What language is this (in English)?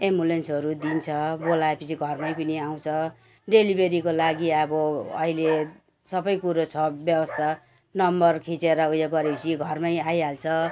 Nepali